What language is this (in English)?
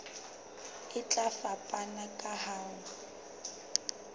Southern Sotho